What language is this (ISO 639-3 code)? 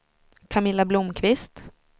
swe